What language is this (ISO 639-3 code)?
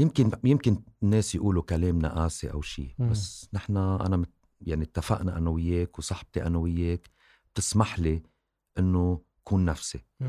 ara